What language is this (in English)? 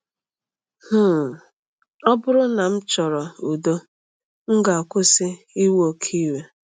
Igbo